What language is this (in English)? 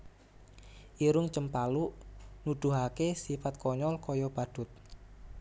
Javanese